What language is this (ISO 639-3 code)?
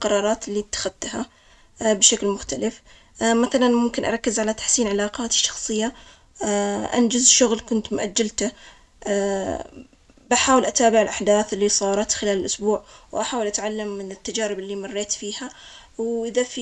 acx